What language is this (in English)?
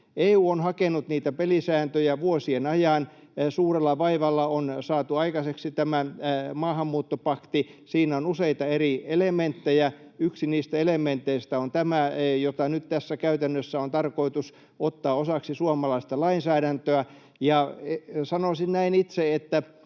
Finnish